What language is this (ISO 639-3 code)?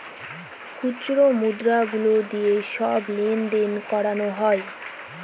ben